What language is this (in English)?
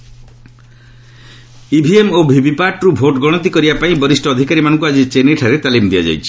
Odia